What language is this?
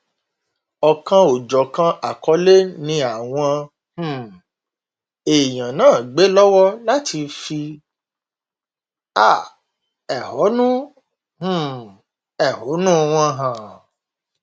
Yoruba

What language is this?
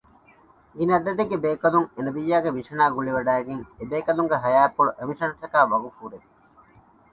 Divehi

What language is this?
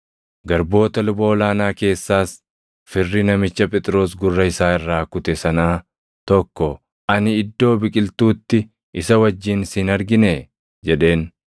Oromo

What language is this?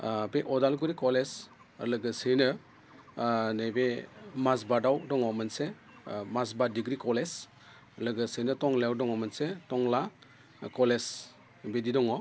Bodo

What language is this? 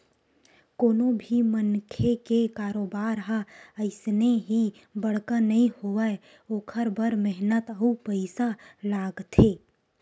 Chhattisgarhi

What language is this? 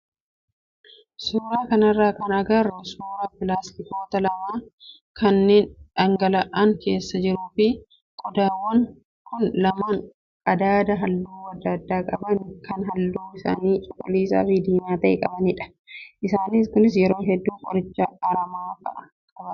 Oromo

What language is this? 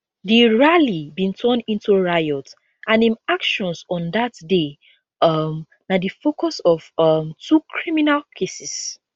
Nigerian Pidgin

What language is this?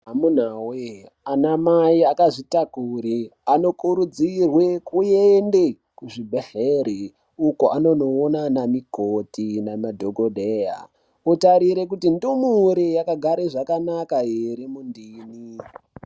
Ndau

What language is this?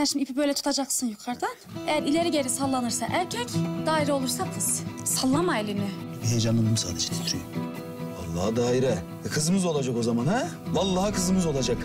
Turkish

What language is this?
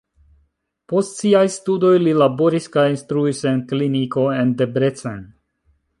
Esperanto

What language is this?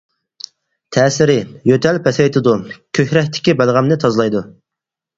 Uyghur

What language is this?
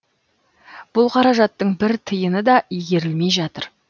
Kazakh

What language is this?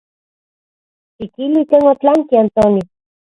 Central Puebla Nahuatl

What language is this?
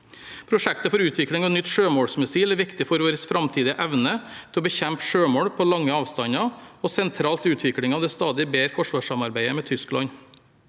Norwegian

